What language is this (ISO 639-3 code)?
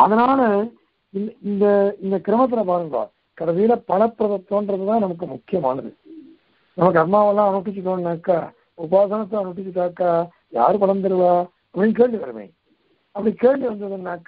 kor